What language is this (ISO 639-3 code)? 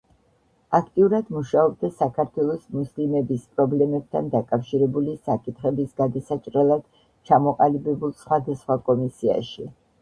kat